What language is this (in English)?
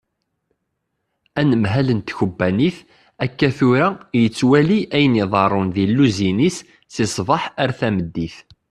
Kabyle